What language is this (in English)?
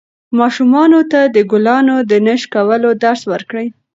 Pashto